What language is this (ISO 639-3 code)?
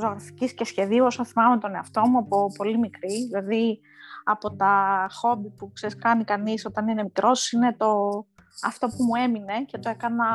ell